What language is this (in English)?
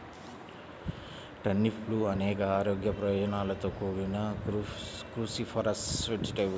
Telugu